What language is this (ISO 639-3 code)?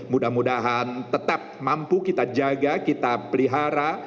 ind